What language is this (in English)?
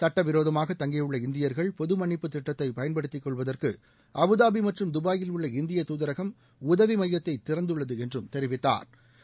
Tamil